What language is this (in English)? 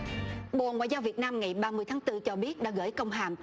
Vietnamese